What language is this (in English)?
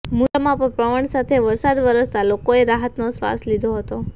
Gujarati